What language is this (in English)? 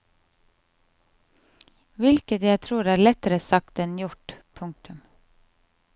Norwegian